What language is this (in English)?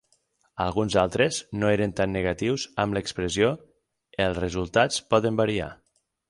Catalan